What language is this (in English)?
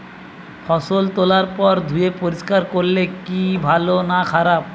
Bangla